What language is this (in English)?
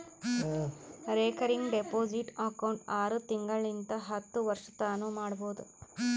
Kannada